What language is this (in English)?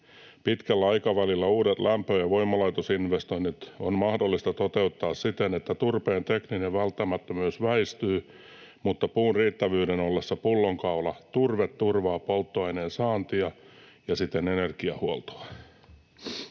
Finnish